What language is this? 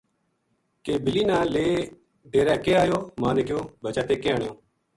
Gujari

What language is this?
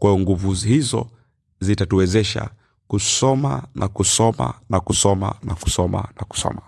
Swahili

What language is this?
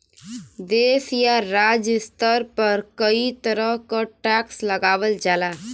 Bhojpuri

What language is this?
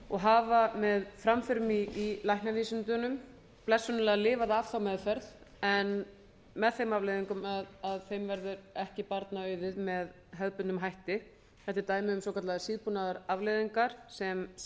Icelandic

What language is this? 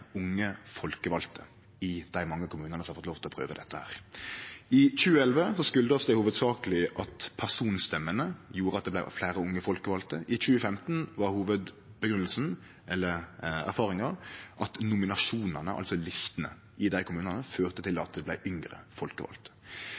Norwegian Nynorsk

